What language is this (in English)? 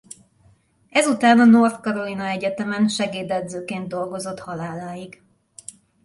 Hungarian